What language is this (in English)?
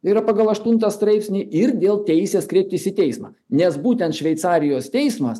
Lithuanian